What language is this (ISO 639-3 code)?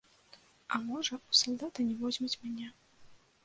bel